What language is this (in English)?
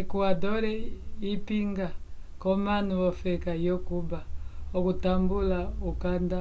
Umbundu